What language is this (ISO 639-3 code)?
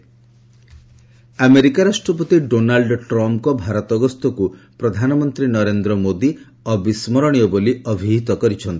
ori